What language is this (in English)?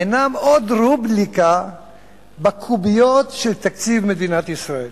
Hebrew